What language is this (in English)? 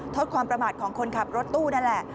Thai